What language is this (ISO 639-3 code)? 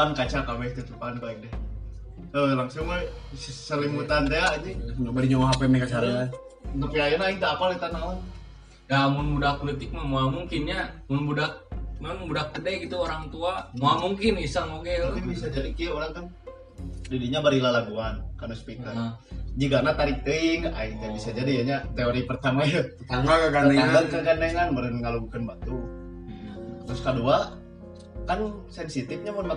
ind